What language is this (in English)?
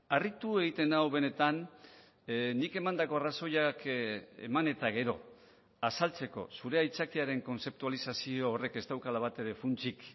Basque